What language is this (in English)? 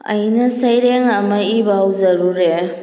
Manipuri